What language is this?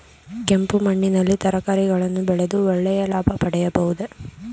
Kannada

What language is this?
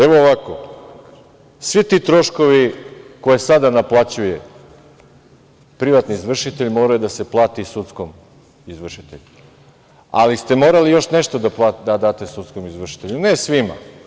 Serbian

